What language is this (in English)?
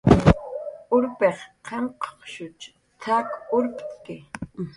Jaqaru